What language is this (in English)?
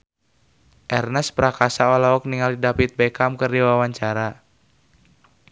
Sundanese